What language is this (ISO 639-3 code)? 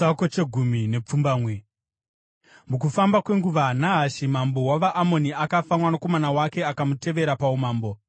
sna